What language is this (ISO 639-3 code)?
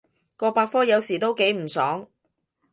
yue